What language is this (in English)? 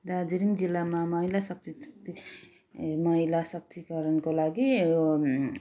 Nepali